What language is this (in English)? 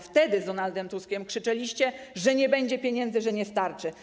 Polish